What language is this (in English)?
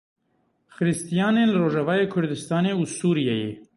Kurdish